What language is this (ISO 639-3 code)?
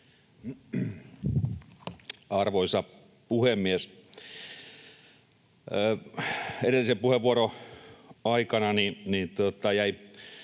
fin